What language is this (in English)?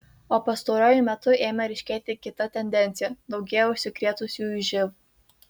Lithuanian